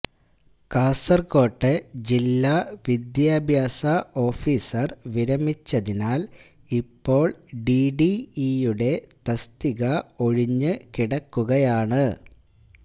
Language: Malayalam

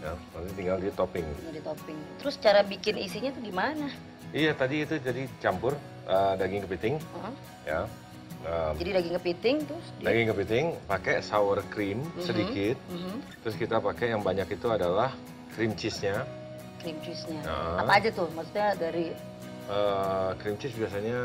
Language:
Indonesian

